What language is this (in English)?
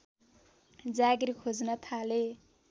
Nepali